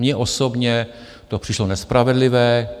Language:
Czech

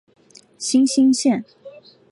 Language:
Chinese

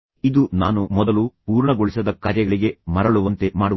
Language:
Kannada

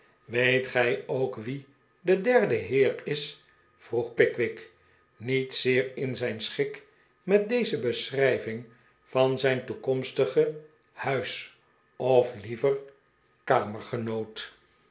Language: Dutch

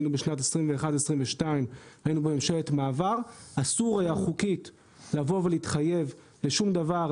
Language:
Hebrew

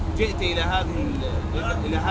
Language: Indonesian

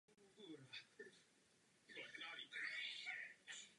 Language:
Czech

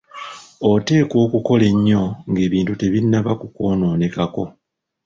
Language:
Ganda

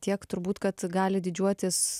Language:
Lithuanian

